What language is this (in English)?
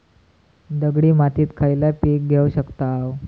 Marathi